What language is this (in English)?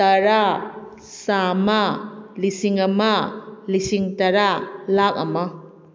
Manipuri